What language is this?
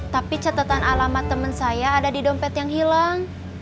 Indonesian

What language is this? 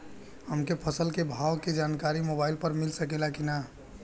Bhojpuri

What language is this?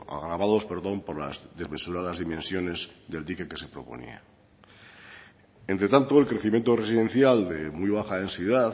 Spanish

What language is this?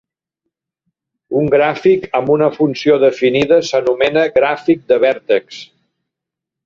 Catalan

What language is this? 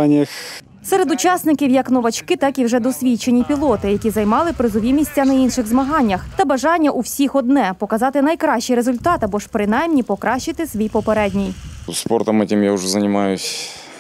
Ukrainian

